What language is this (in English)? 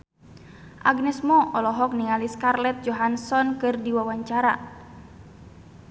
Sundanese